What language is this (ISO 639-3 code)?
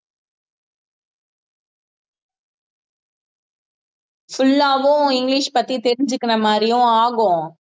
tam